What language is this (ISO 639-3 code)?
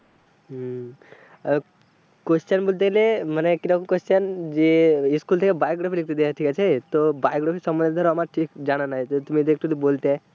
ben